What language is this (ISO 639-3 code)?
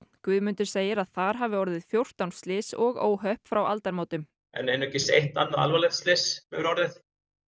isl